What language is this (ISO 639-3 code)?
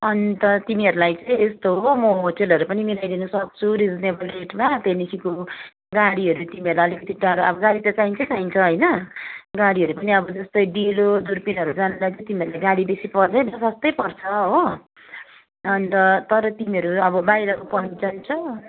nep